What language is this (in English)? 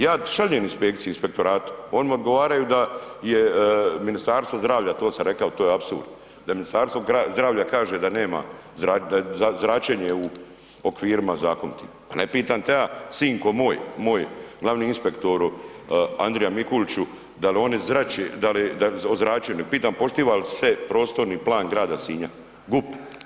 Croatian